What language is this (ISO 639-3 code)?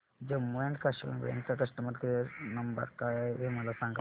mar